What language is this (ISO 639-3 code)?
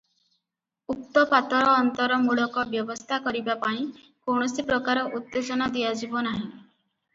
ori